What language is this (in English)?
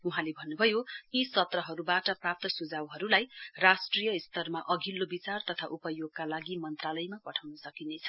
Nepali